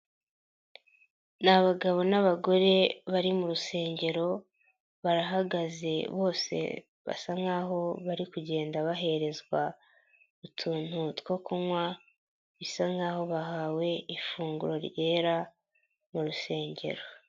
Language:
Kinyarwanda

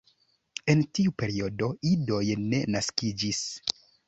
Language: Esperanto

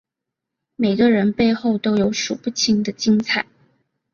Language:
Chinese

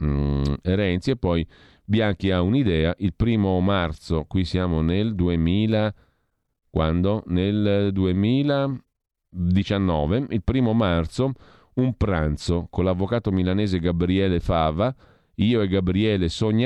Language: Italian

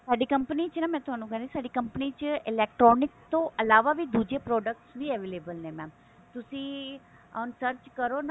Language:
Punjabi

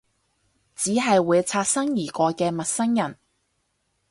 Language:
Cantonese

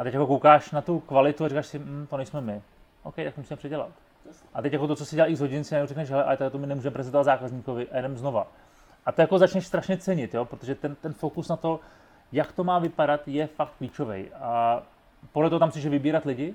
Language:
Czech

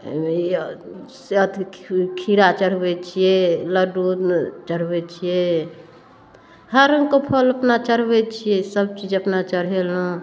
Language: Maithili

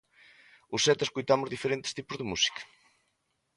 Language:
Galician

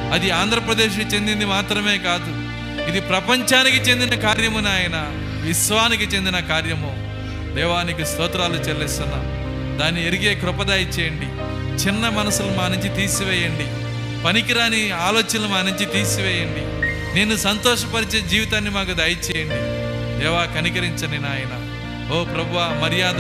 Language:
Telugu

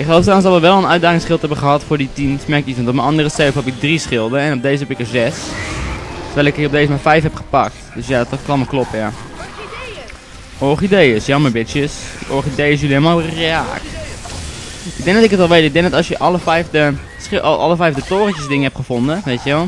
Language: Dutch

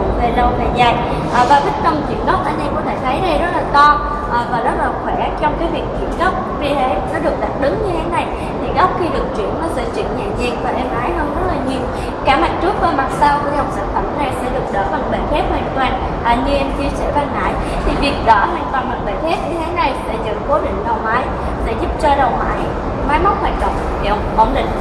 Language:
Vietnamese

